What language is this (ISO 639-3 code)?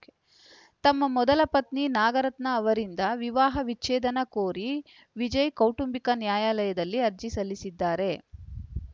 kan